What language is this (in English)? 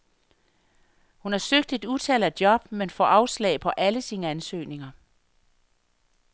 Danish